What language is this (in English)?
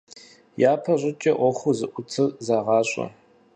Kabardian